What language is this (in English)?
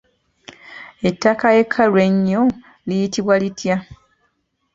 Ganda